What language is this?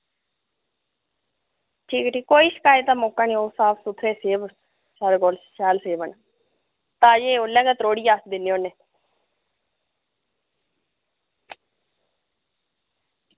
Dogri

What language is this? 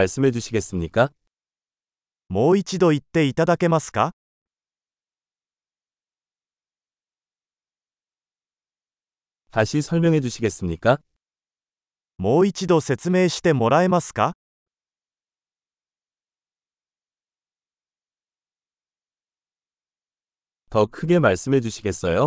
Korean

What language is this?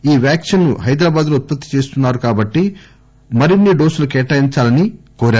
Telugu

